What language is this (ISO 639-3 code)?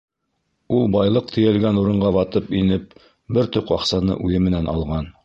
bak